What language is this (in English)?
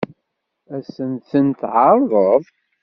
Kabyle